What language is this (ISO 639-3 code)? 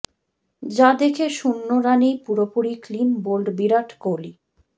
ben